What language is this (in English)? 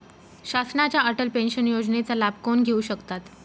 Marathi